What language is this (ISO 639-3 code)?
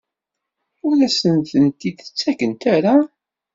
kab